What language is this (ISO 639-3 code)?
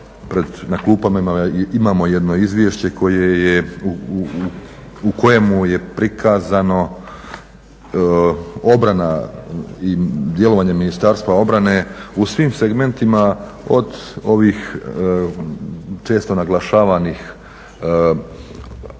hrv